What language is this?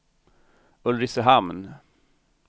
Swedish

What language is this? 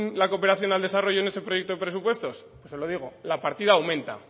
Spanish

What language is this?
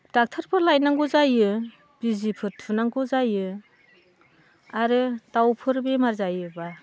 Bodo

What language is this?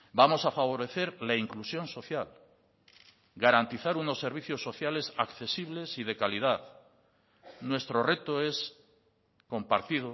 Spanish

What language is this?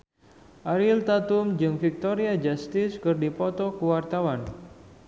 Sundanese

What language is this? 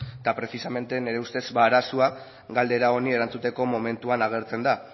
Basque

